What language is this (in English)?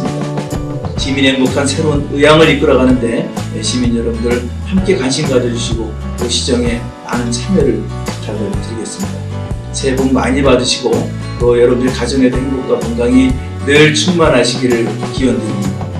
Korean